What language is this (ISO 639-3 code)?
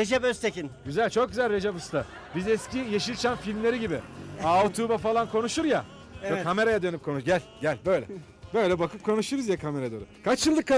tur